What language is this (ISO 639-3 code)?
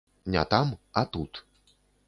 bel